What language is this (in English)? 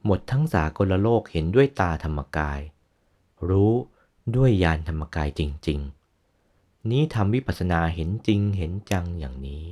Thai